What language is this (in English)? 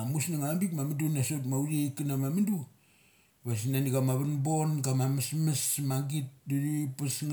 Mali